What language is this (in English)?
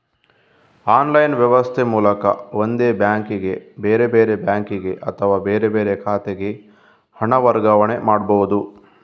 Kannada